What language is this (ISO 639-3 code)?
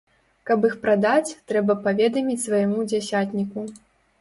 bel